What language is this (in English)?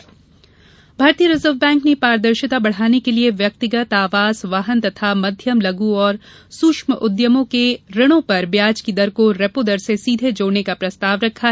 Hindi